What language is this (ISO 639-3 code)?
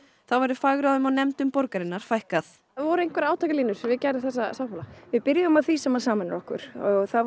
isl